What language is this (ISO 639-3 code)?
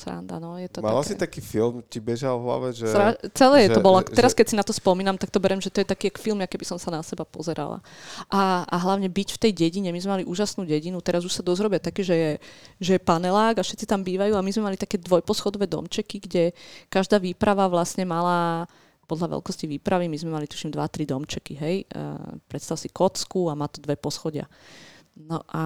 slk